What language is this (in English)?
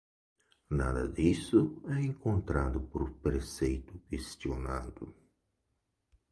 Portuguese